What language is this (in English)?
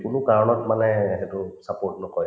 Assamese